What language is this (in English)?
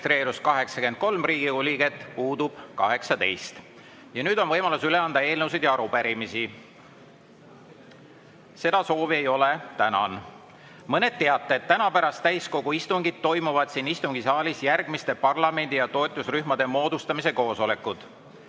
Estonian